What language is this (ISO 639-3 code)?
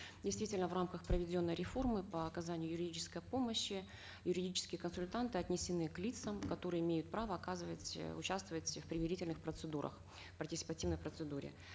kaz